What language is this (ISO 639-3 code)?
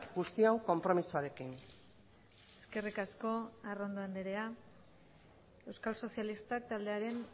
eus